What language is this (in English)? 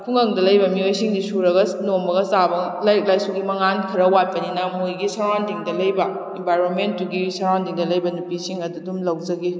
Manipuri